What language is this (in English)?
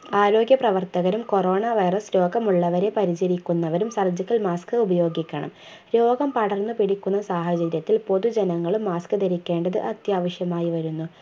Malayalam